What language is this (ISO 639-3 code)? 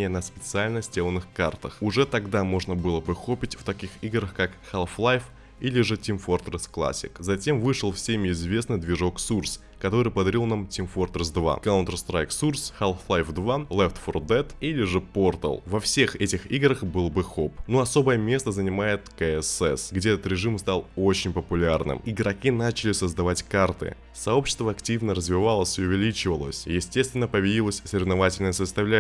rus